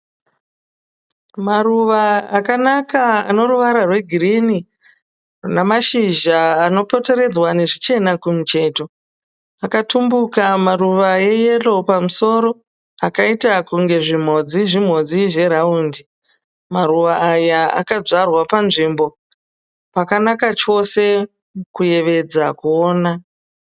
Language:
Shona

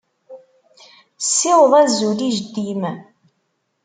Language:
Kabyle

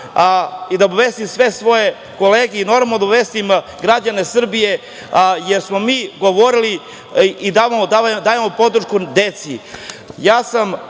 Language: Serbian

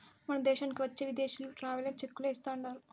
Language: Telugu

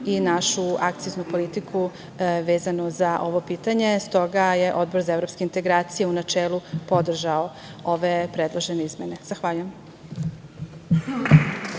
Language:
Serbian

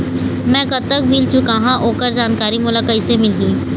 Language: Chhattisgarhi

